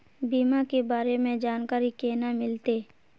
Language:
Magahi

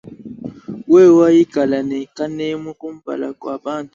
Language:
Luba-Lulua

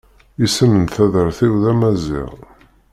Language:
Kabyle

